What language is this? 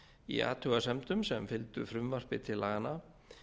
Icelandic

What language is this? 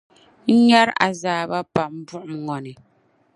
Dagbani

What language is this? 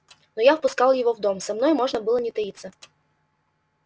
Russian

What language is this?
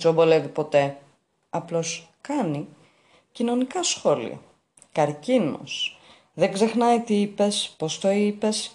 Greek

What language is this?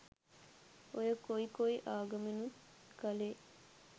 Sinhala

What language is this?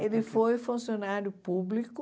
Portuguese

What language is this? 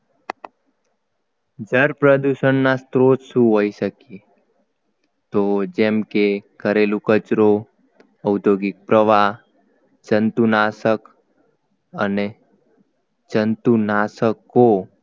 Gujarati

